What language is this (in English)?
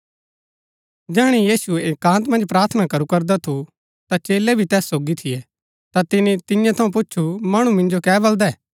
Gaddi